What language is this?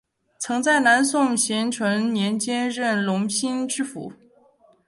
Chinese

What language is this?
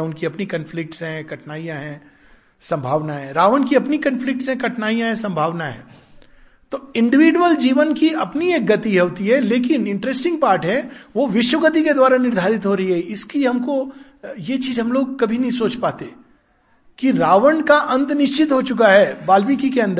Hindi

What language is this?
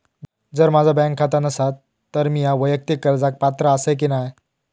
Marathi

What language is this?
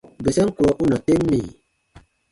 Baatonum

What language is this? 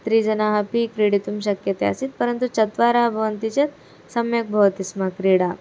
Sanskrit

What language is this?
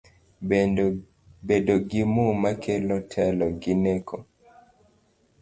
Luo (Kenya and Tanzania)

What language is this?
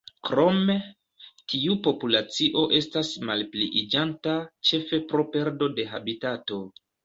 Esperanto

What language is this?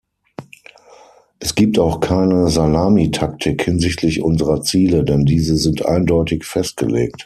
German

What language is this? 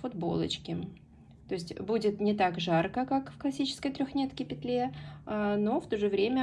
Russian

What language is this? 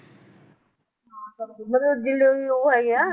Punjabi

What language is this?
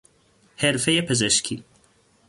Persian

